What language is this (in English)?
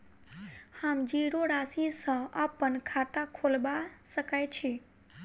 Maithili